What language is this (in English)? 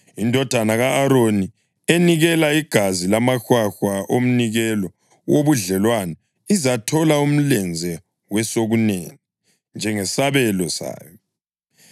North Ndebele